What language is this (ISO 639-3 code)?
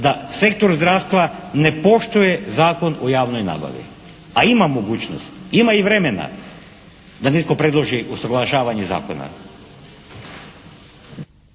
hrv